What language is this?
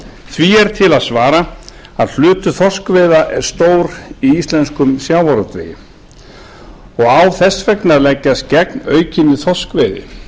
Icelandic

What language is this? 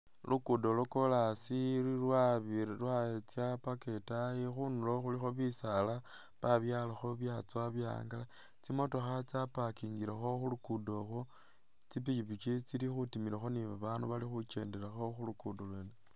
Masaaba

